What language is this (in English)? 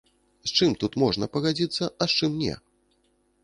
Belarusian